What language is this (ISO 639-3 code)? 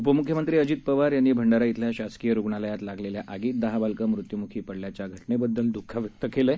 mar